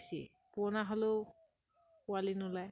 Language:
Assamese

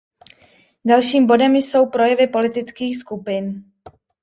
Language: Czech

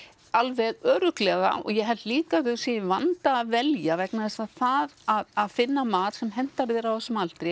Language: Icelandic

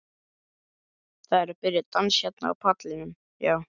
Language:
Icelandic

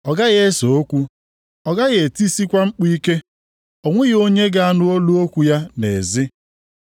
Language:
Igbo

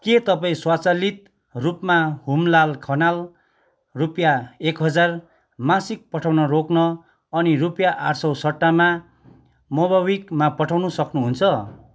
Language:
Nepali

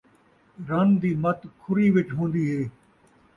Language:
Saraiki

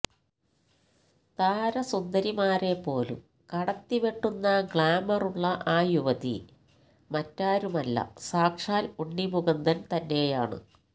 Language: Malayalam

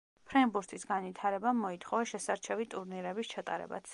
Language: Georgian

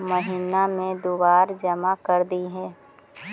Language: Magahi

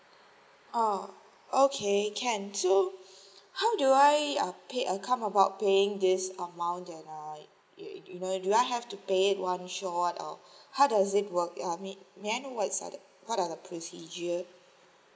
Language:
English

